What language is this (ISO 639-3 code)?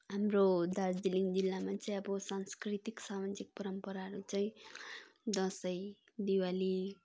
nep